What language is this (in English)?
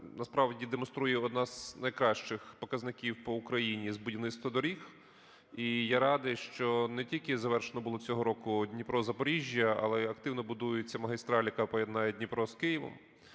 Ukrainian